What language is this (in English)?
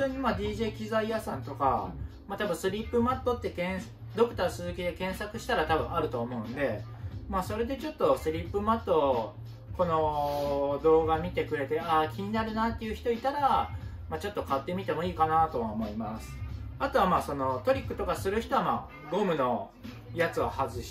Japanese